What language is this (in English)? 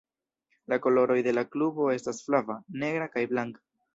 Esperanto